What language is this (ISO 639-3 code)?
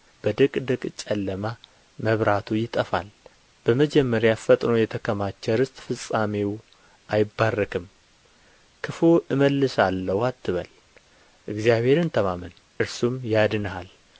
amh